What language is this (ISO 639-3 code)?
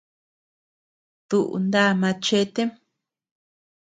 cux